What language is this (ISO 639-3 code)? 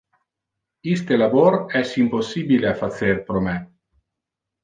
ina